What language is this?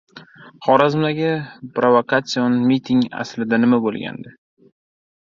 Uzbek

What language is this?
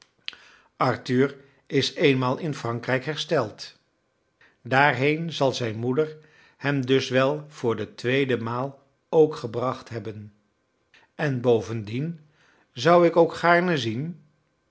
Dutch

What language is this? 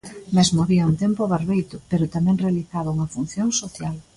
Galician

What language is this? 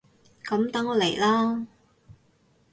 Cantonese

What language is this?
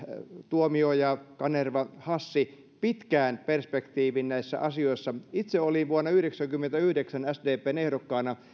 Finnish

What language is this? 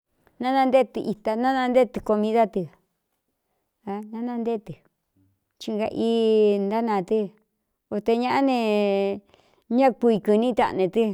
Cuyamecalco Mixtec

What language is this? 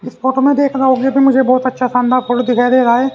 Hindi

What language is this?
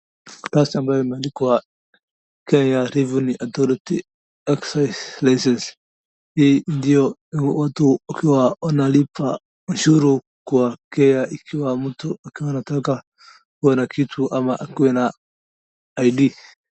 Swahili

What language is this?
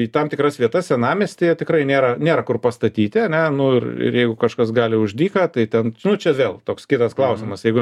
Lithuanian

